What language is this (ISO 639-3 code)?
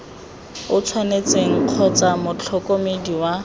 tsn